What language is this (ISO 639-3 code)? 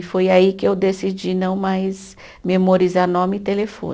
por